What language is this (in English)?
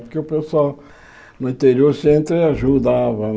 Portuguese